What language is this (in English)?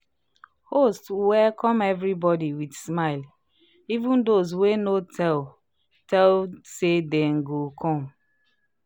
Nigerian Pidgin